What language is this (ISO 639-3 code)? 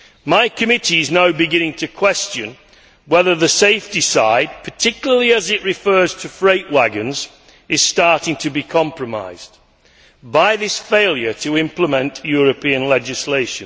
eng